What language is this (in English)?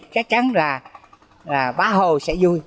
Vietnamese